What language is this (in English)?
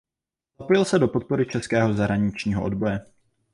Czech